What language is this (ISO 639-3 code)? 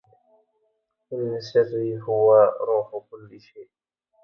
ara